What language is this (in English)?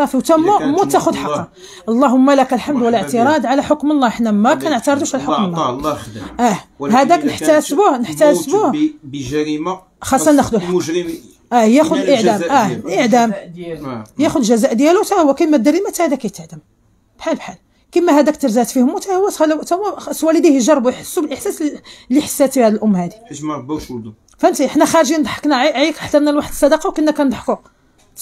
Arabic